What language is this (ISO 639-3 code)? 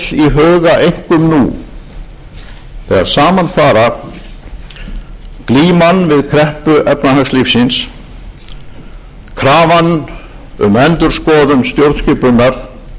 isl